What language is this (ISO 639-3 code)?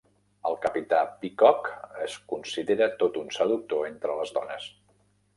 cat